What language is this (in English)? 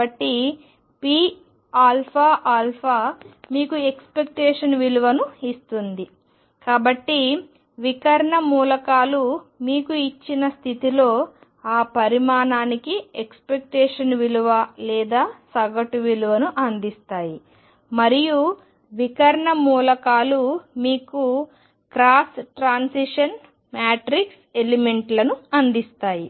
Telugu